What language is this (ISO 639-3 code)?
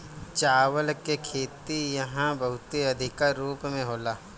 bho